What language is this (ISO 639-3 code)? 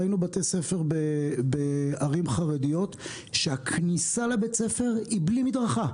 heb